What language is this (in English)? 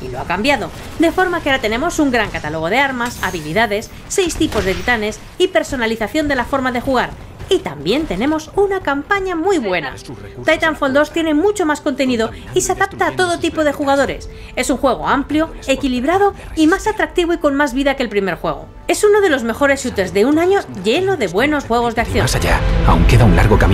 Spanish